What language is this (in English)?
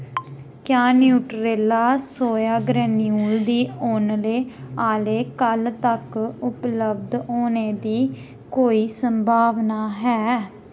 Dogri